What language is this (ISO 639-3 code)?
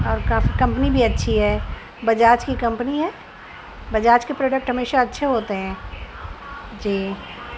urd